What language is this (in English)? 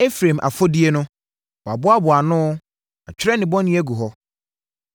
Akan